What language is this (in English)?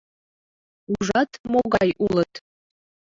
Mari